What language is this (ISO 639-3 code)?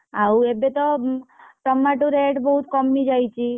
ori